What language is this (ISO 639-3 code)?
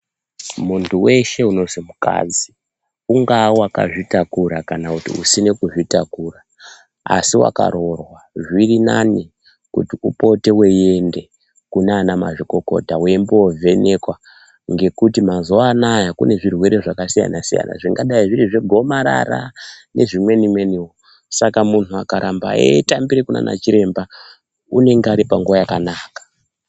ndc